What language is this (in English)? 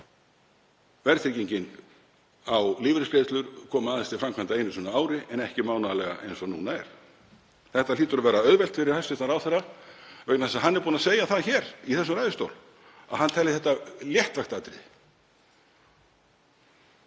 Icelandic